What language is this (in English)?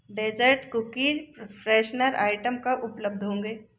Hindi